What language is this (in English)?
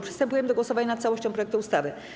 Polish